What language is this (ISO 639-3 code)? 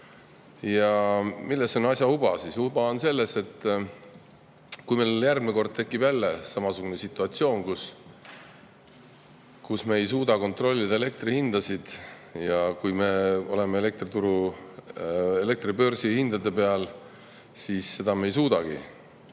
est